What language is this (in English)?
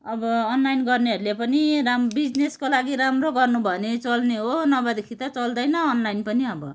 Nepali